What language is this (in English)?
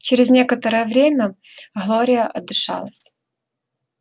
Russian